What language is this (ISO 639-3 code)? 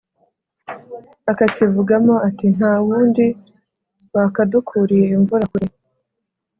kin